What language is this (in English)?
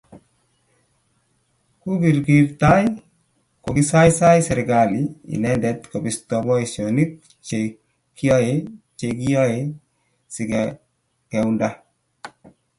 Kalenjin